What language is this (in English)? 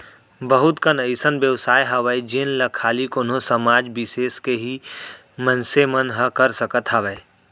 Chhattisgarhi